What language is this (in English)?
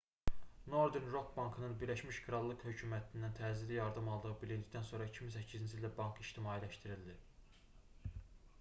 Azerbaijani